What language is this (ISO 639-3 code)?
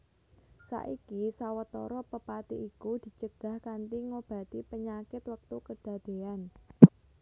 jav